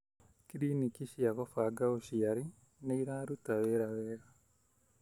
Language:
Kikuyu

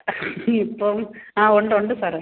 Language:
Malayalam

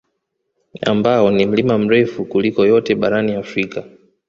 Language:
Swahili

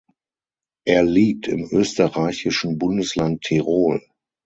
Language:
German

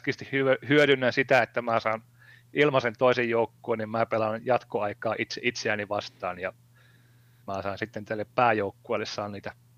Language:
Finnish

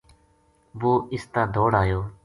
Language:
Gujari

